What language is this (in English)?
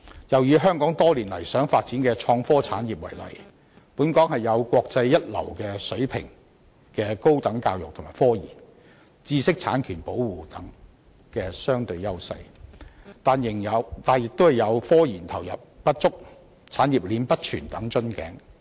Cantonese